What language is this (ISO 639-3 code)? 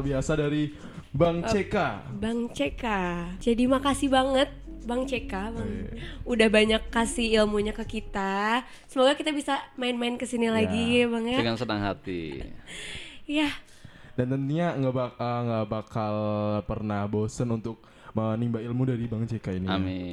ind